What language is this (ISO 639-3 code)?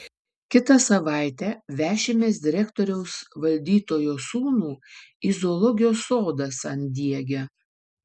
lit